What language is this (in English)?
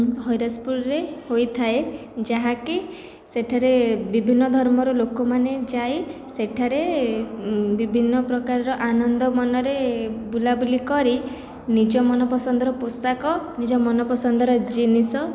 Odia